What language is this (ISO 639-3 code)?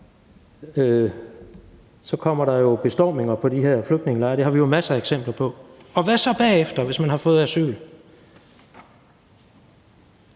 dan